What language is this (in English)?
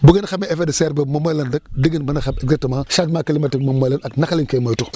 Wolof